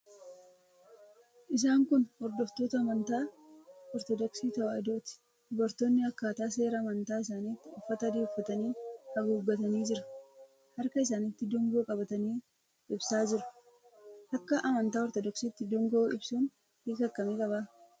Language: Oromo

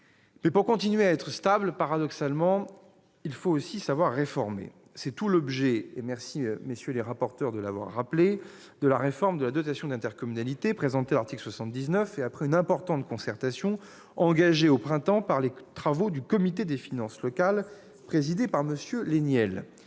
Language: French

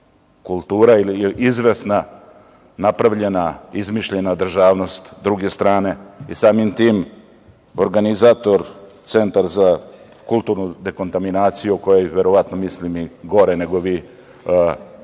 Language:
Serbian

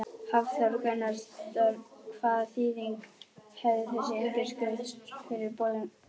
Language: Icelandic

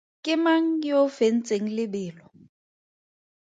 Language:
Tswana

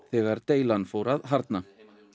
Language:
Icelandic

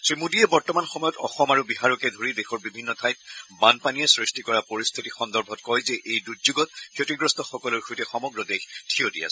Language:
Assamese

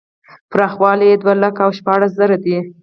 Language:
Pashto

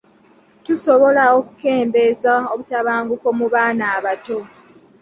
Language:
Ganda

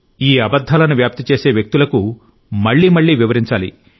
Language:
Telugu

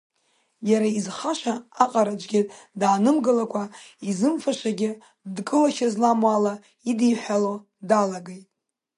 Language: Abkhazian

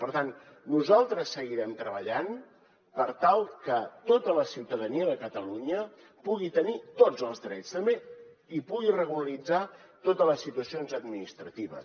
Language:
Catalan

